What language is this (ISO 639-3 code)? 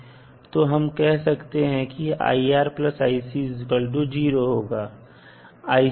hin